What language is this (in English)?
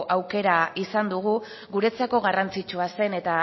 Basque